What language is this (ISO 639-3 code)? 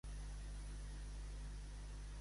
cat